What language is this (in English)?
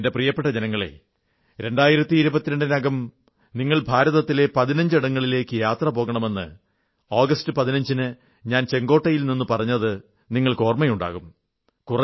Malayalam